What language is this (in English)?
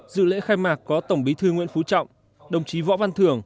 Vietnamese